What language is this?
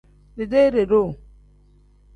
Tem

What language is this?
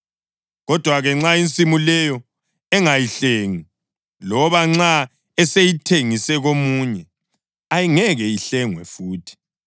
North Ndebele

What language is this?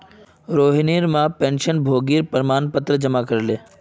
Magahi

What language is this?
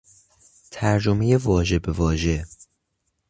Persian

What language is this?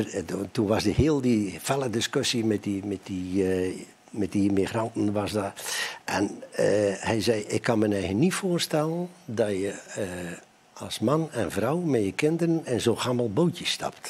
Dutch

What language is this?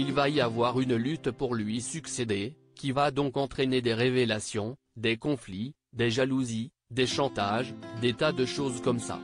French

